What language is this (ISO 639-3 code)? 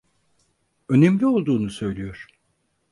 tur